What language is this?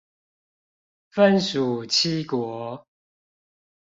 Chinese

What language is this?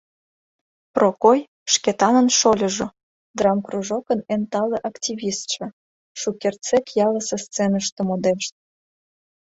Mari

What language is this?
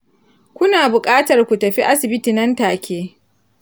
Hausa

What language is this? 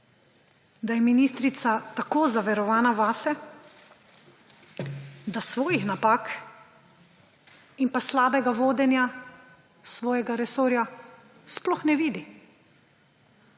Slovenian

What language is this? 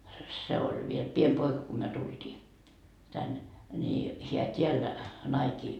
Finnish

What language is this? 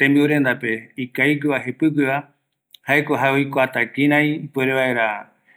Eastern Bolivian Guaraní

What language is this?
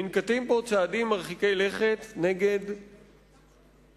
Hebrew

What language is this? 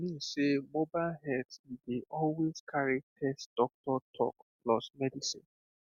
Nigerian Pidgin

